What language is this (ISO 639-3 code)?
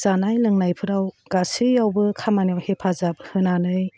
brx